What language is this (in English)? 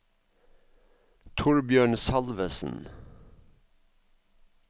Norwegian